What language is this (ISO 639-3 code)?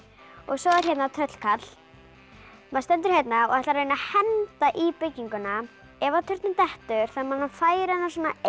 isl